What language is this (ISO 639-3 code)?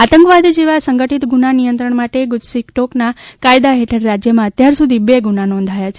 guj